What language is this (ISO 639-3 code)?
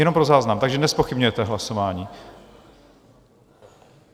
ces